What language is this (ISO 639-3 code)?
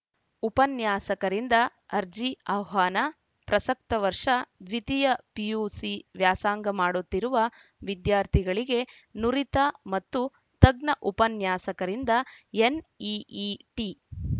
kan